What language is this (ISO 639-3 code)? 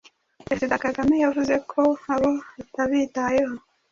kin